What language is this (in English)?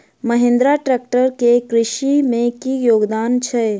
Maithili